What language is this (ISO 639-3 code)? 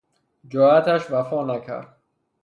fas